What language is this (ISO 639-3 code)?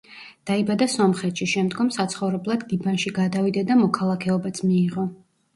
kat